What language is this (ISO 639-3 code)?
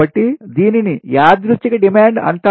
tel